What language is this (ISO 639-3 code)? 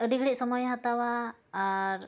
sat